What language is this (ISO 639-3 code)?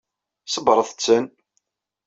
kab